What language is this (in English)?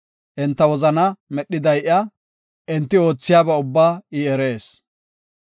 Gofa